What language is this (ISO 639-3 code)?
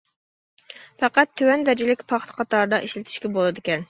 uig